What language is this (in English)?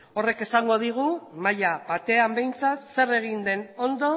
Basque